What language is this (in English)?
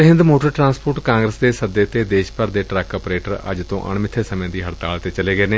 Punjabi